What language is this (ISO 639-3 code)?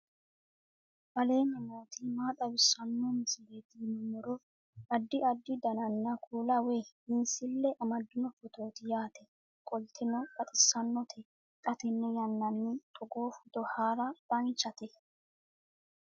sid